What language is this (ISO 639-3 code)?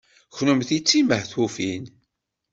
kab